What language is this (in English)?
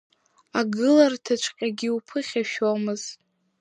Abkhazian